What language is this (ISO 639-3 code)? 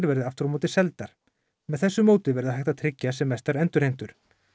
isl